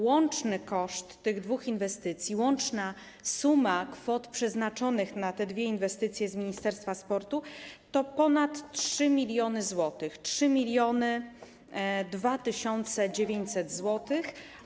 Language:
Polish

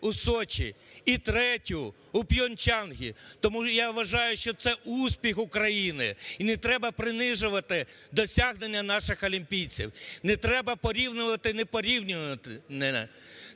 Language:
Ukrainian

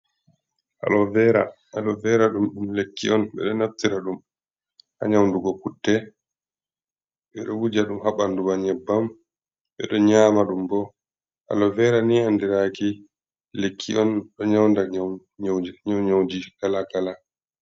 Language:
Fula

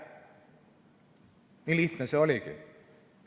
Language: Estonian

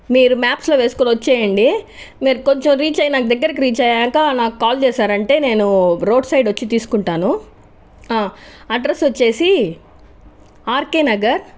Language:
Telugu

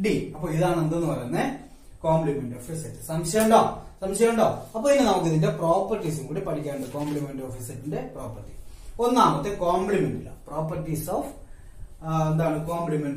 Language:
Hindi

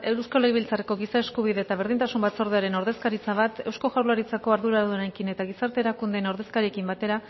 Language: Basque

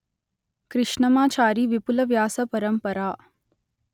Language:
Telugu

